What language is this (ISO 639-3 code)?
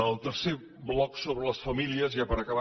cat